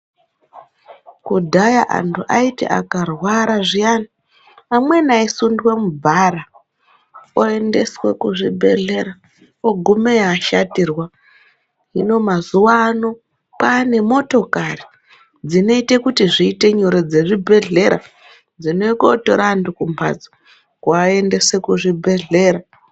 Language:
Ndau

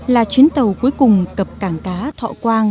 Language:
Vietnamese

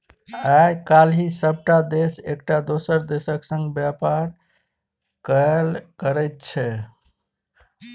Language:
Maithili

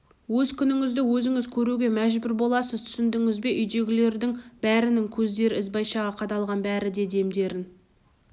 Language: Kazakh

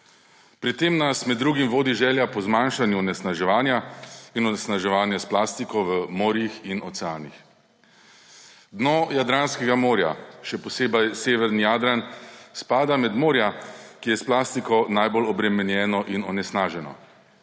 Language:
Slovenian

